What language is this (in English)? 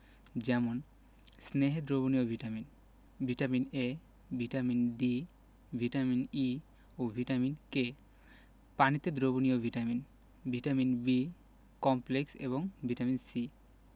Bangla